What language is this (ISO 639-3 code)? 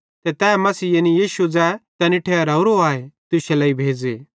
bhd